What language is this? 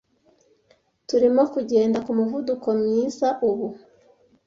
Kinyarwanda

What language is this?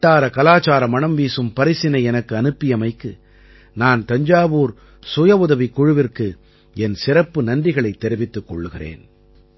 Tamil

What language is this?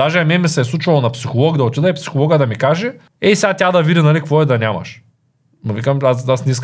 Bulgarian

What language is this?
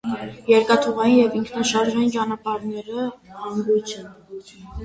Armenian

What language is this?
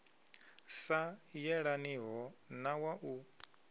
Venda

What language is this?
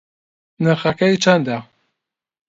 Central Kurdish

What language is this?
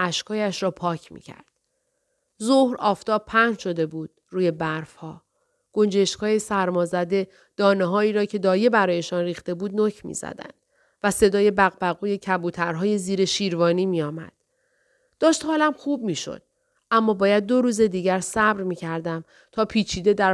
Persian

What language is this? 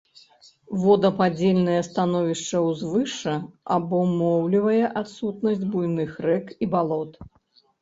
Belarusian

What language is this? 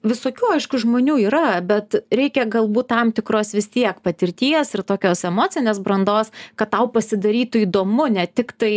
Lithuanian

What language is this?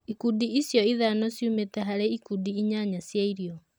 Kikuyu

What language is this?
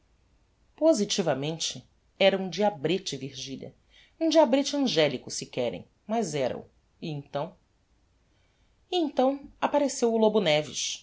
Portuguese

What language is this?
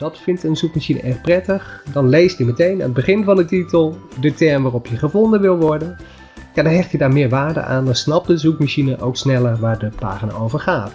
Dutch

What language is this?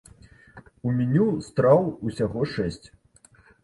Belarusian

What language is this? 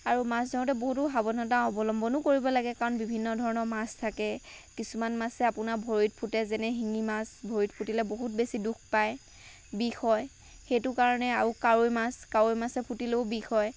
Assamese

